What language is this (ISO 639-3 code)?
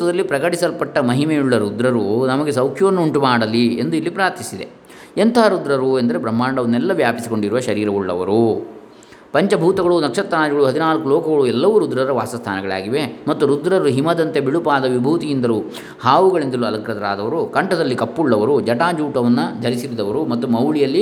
kan